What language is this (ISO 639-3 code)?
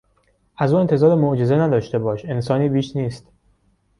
fas